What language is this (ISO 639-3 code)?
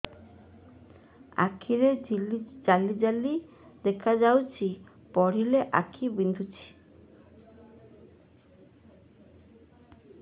ori